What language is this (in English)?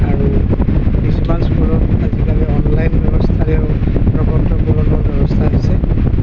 Assamese